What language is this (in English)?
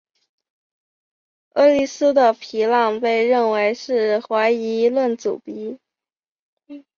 Chinese